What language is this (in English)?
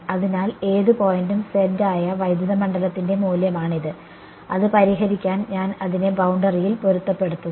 Malayalam